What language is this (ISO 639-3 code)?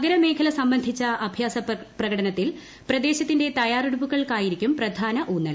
mal